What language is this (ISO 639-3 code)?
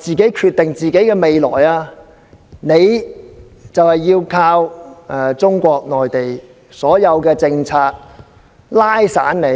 yue